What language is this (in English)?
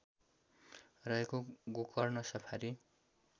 Nepali